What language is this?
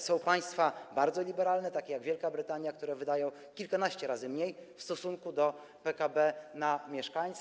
Polish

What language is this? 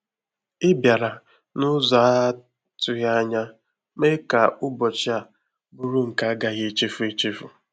Igbo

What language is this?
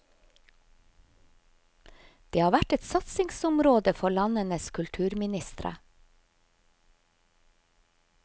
Norwegian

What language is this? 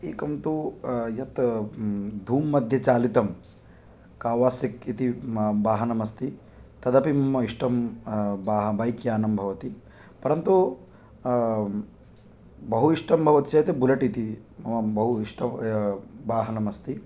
Sanskrit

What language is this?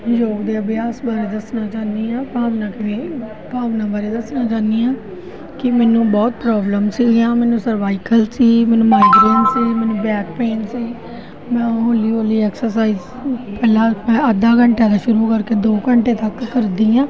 Punjabi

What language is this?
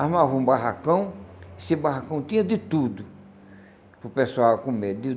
Portuguese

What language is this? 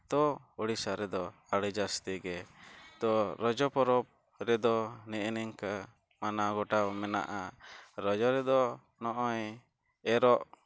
Santali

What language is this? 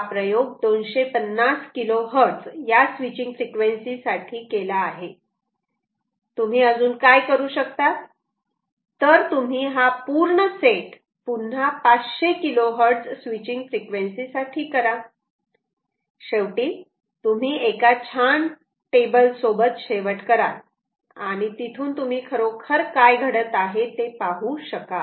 Marathi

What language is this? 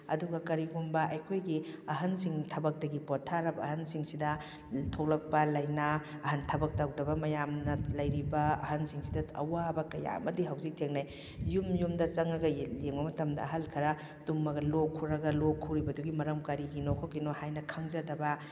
Manipuri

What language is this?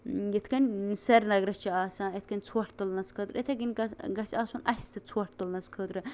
Kashmiri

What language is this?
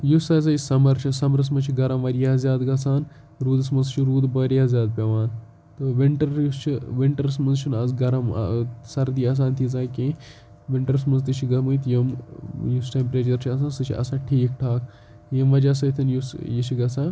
Kashmiri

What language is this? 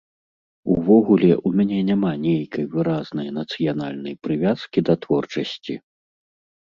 Belarusian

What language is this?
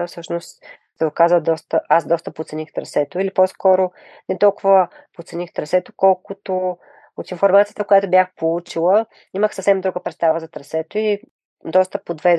Bulgarian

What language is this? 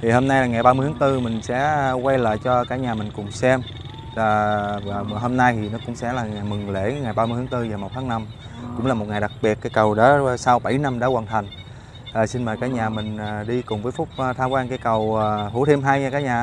Vietnamese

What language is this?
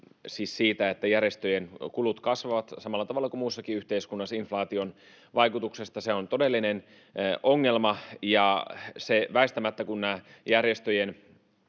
Finnish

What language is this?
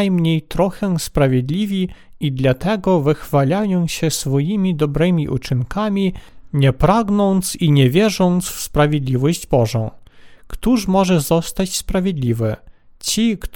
Polish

